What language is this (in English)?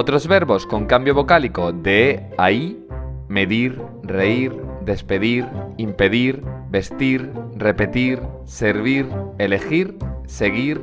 Spanish